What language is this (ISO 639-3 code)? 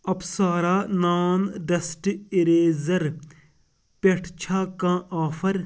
kas